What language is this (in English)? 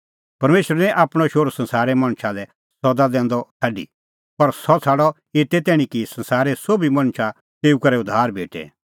Kullu Pahari